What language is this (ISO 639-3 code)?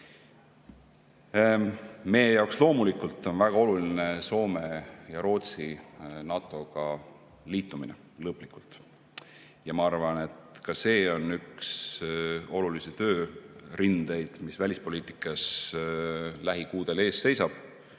est